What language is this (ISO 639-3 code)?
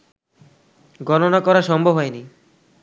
ben